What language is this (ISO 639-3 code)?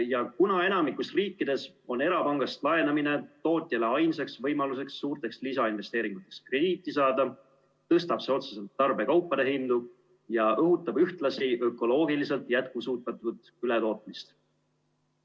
est